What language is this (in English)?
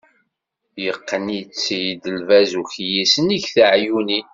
Kabyle